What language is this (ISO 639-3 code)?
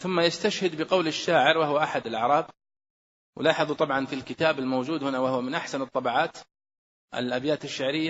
ara